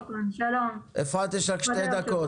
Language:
Hebrew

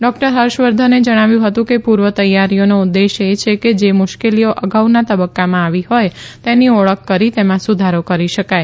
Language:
Gujarati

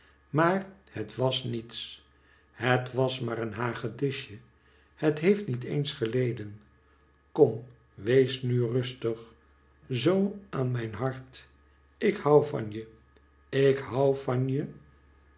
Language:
Dutch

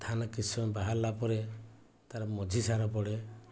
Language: Odia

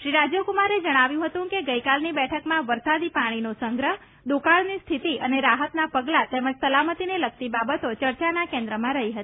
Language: Gujarati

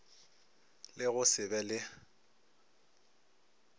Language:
Northern Sotho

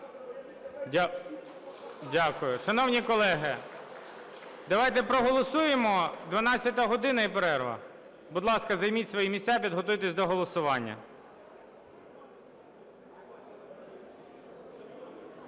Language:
Ukrainian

